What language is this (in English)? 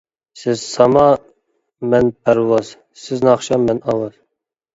Uyghur